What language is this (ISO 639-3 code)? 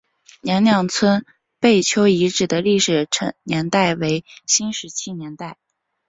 zho